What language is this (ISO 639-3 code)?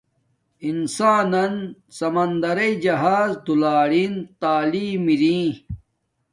dmk